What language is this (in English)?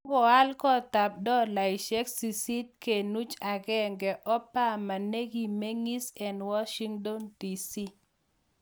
Kalenjin